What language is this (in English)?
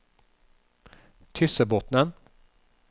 Norwegian